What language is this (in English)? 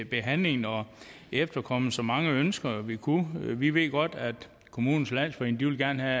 Danish